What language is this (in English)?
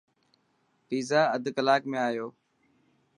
Dhatki